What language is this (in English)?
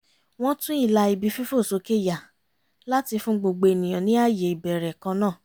Yoruba